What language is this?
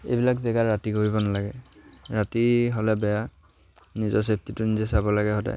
Assamese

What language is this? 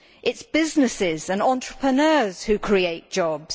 English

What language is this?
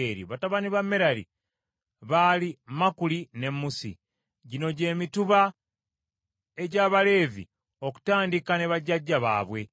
Ganda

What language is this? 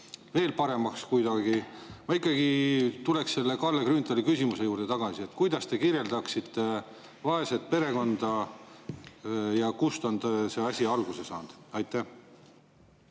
Estonian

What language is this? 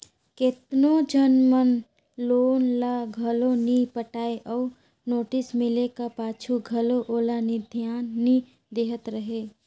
Chhattisgarhi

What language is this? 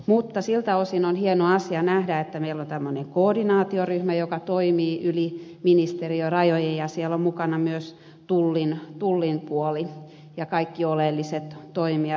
Finnish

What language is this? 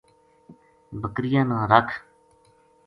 Gujari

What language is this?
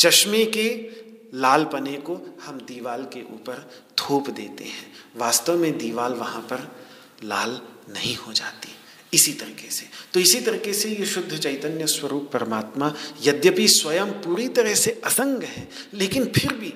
Hindi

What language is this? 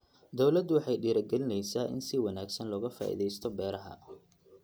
Somali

